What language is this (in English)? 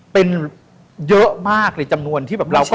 Thai